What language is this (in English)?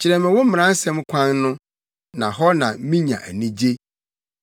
Akan